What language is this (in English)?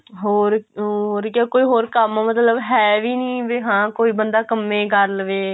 Punjabi